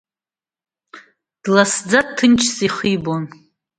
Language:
Abkhazian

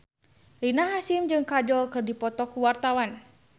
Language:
Sundanese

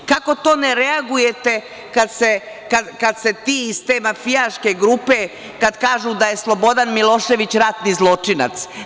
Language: Serbian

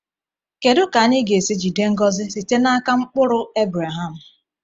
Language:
Igbo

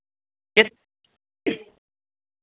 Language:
Hindi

